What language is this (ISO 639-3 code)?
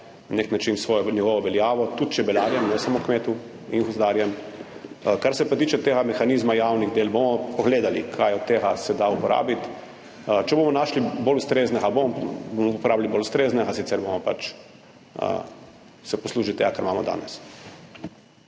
slv